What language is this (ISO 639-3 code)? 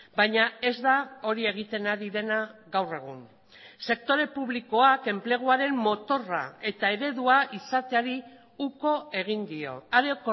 eus